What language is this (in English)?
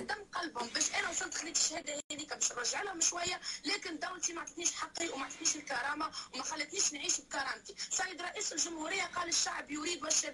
Arabic